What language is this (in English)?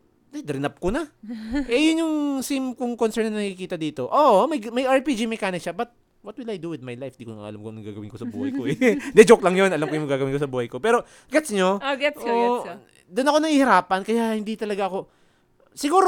Filipino